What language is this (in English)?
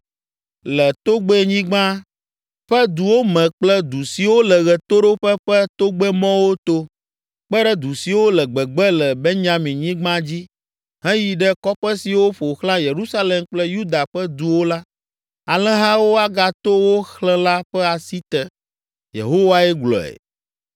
Ewe